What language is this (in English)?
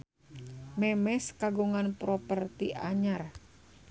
Sundanese